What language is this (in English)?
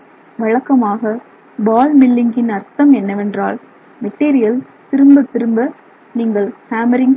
Tamil